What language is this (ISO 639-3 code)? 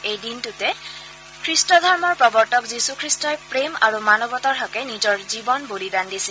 asm